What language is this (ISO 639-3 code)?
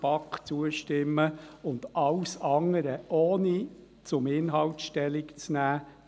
gsw